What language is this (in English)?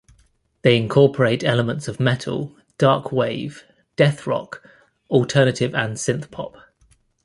English